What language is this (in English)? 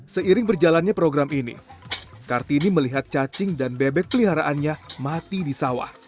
Indonesian